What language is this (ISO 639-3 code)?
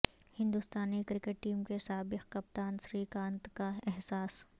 urd